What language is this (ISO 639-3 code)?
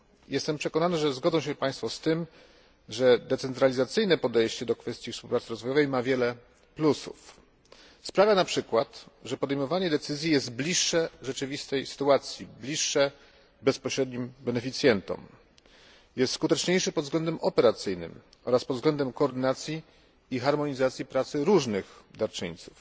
pol